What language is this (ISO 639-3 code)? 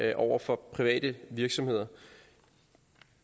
dan